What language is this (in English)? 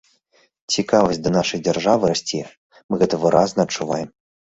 Belarusian